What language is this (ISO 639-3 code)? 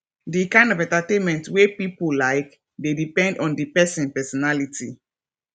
pcm